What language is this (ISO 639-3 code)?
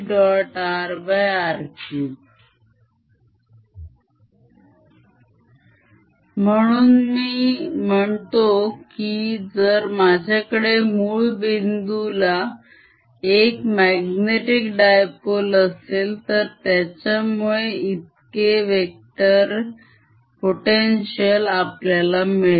mar